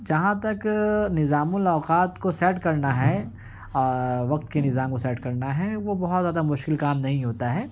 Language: Urdu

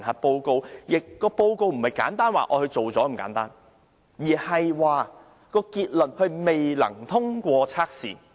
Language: Cantonese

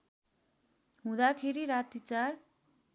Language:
Nepali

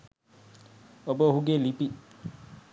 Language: Sinhala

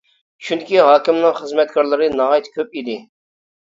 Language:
Uyghur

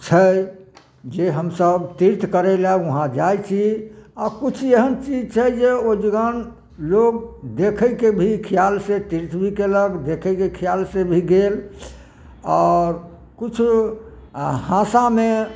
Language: Maithili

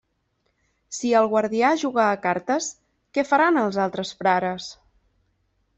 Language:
Catalan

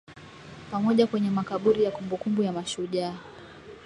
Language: Swahili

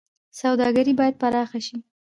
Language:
Pashto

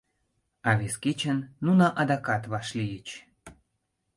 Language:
Mari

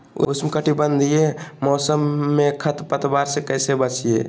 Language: Magahi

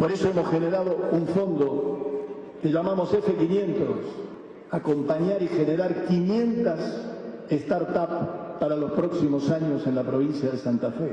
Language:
Spanish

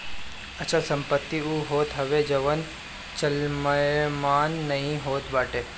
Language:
Bhojpuri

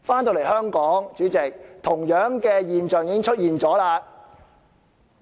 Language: Cantonese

